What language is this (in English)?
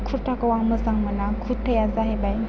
Bodo